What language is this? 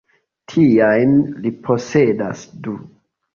Esperanto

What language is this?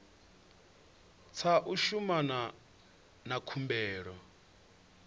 Venda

